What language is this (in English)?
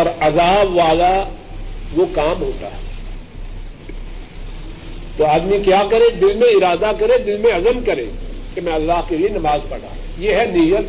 Urdu